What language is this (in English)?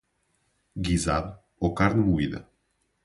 Portuguese